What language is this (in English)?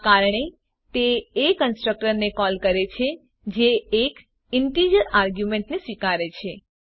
Gujarati